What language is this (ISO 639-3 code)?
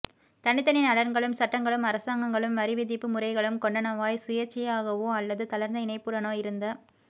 tam